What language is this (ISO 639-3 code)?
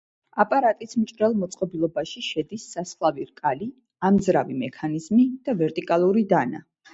kat